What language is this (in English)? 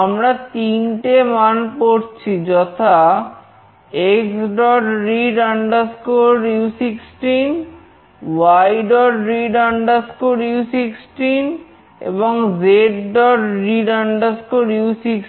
Bangla